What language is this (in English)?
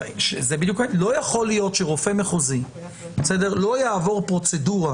Hebrew